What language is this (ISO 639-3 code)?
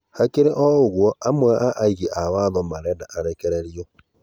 kik